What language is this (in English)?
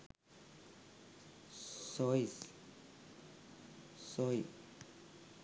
Sinhala